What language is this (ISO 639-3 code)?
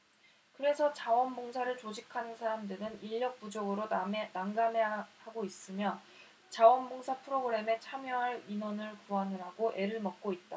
kor